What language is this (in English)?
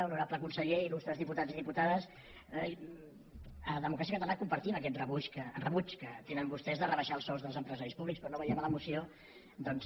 Catalan